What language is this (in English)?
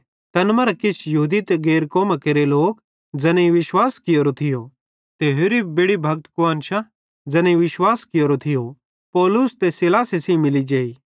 Bhadrawahi